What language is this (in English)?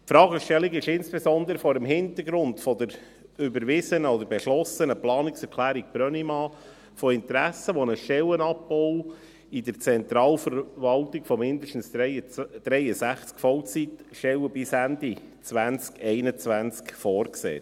Swiss German